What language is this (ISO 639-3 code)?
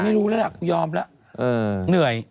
tha